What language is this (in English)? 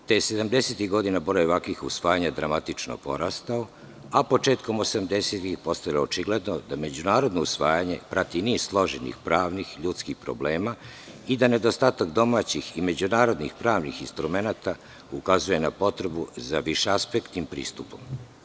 Serbian